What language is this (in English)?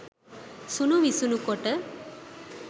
Sinhala